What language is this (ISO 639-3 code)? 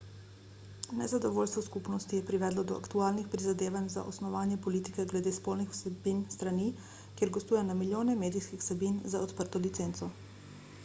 slv